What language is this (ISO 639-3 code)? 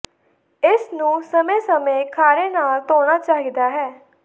pan